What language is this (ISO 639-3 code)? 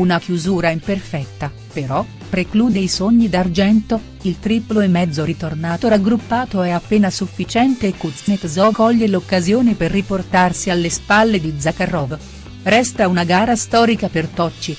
ita